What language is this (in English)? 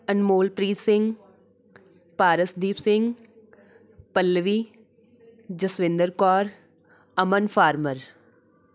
Punjabi